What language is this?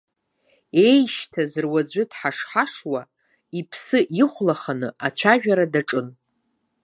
Abkhazian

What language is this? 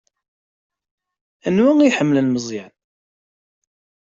Kabyle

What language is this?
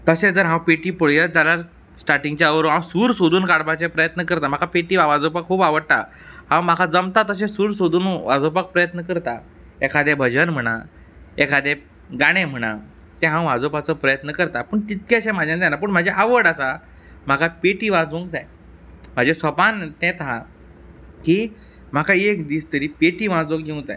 Konkani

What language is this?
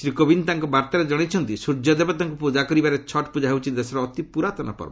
Odia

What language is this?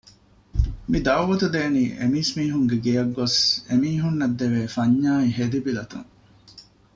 Divehi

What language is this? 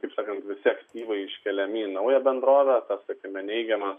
Lithuanian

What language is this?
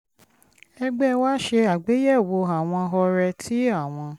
Yoruba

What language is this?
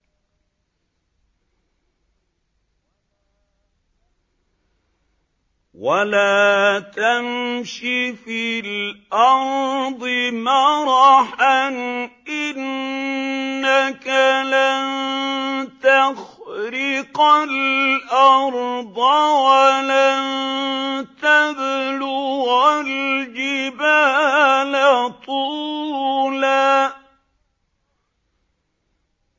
Arabic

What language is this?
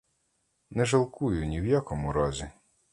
Ukrainian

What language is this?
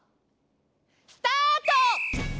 Japanese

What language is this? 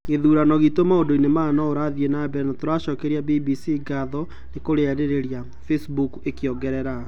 Kikuyu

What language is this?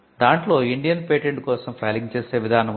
Telugu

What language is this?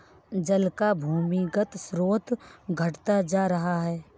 Hindi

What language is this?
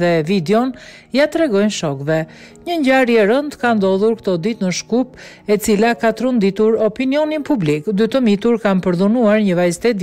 Romanian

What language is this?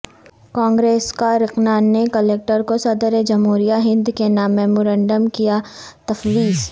Urdu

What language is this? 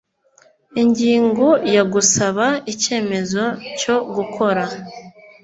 Kinyarwanda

